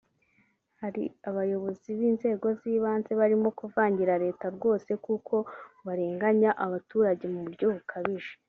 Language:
Kinyarwanda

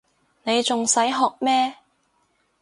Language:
Cantonese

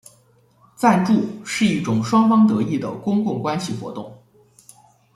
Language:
Chinese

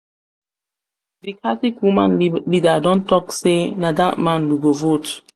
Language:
Nigerian Pidgin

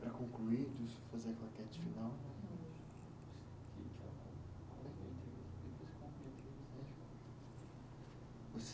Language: Portuguese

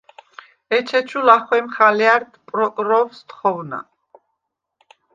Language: Svan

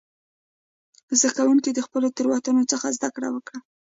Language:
Pashto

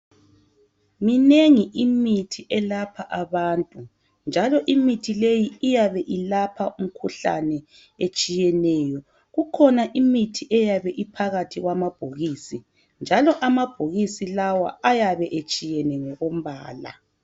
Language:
North Ndebele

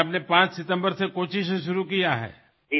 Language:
Assamese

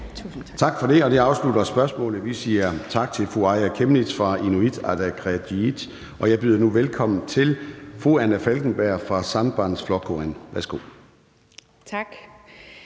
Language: Danish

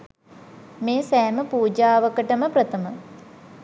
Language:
Sinhala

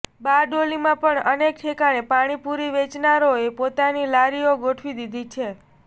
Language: Gujarati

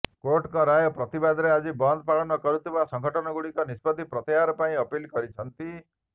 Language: Odia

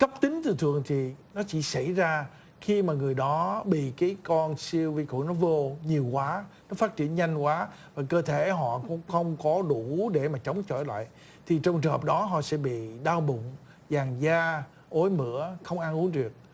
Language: Vietnamese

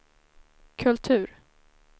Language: Swedish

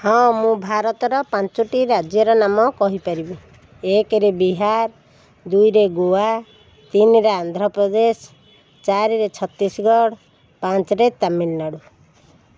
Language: Odia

